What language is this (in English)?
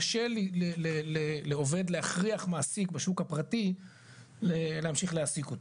Hebrew